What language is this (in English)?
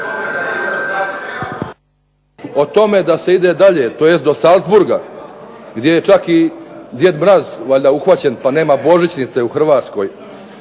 Croatian